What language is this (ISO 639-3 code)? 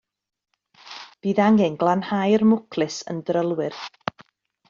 cym